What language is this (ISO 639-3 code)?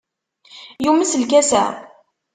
kab